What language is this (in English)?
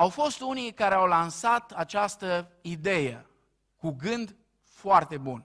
Romanian